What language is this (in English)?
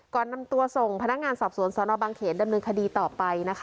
Thai